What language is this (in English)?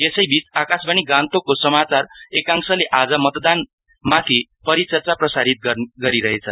Nepali